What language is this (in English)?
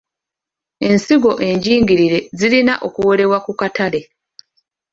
Ganda